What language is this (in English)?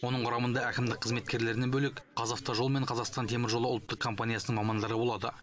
Kazakh